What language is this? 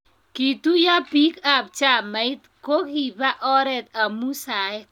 Kalenjin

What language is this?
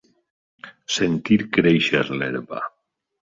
Catalan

